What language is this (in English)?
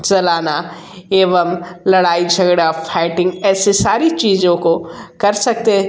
Hindi